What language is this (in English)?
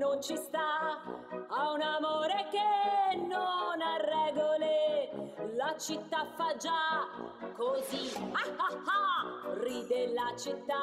Italian